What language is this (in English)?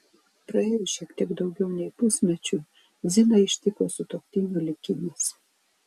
Lithuanian